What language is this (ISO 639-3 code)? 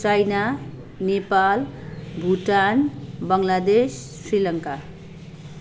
nep